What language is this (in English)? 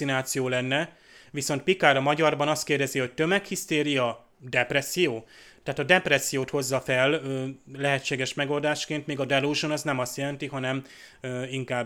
Hungarian